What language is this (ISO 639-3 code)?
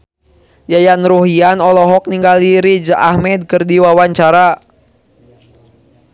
sun